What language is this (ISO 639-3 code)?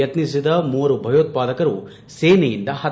kan